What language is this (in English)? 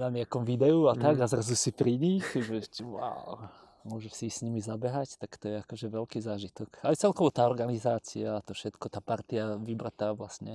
Slovak